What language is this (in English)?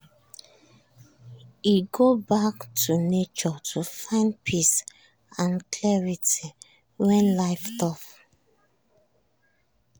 Nigerian Pidgin